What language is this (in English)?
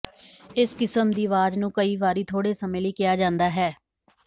Punjabi